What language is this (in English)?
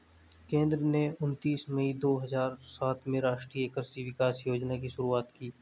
Hindi